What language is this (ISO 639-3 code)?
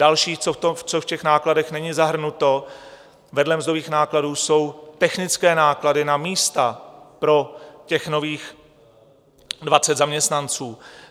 ces